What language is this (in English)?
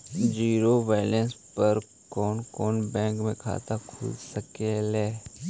Magahi